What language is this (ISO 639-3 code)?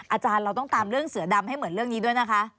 tha